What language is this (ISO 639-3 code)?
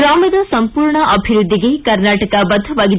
kan